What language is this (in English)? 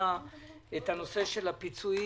Hebrew